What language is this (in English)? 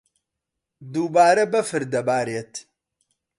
Central Kurdish